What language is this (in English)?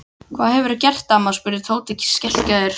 Icelandic